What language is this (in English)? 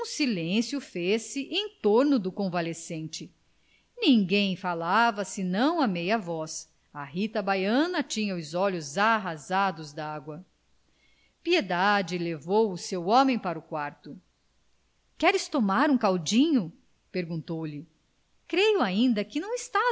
Portuguese